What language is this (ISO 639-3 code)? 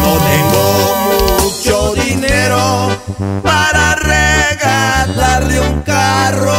spa